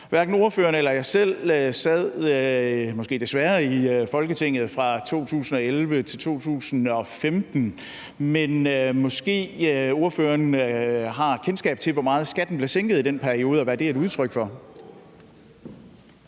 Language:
Danish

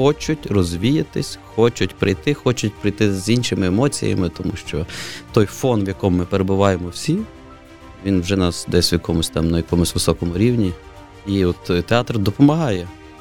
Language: Ukrainian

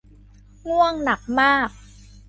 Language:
Thai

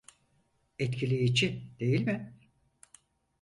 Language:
Turkish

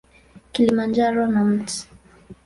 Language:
Swahili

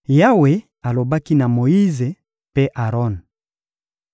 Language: Lingala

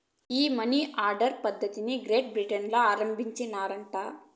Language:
Telugu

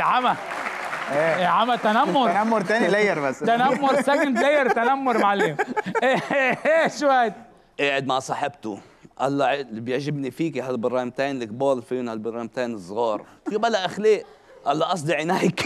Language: Arabic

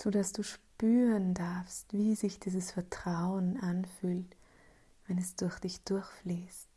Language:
German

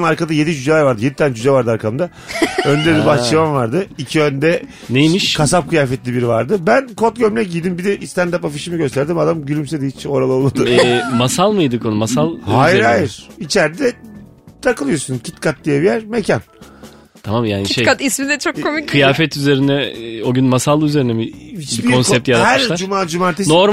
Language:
Turkish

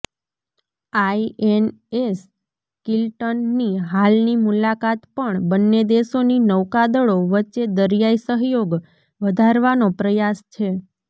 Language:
Gujarati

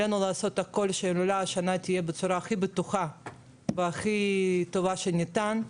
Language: Hebrew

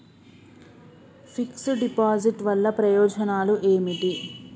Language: Telugu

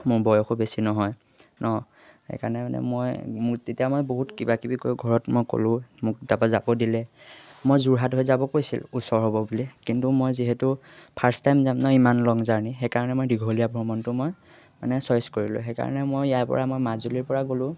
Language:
Assamese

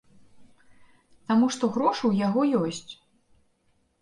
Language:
Belarusian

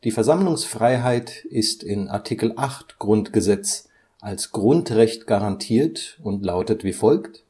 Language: German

